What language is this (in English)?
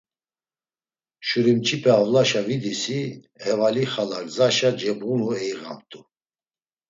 Laz